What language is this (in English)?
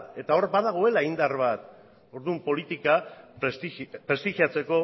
Basque